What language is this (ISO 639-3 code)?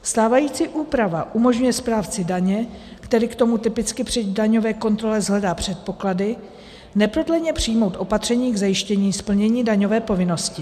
ces